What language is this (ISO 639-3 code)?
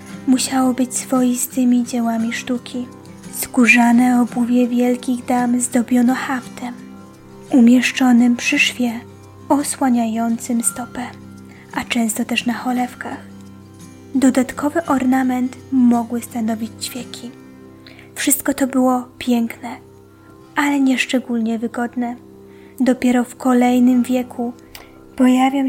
pol